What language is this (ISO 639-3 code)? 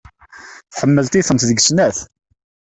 kab